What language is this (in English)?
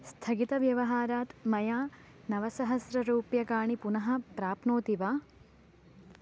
Sanskrit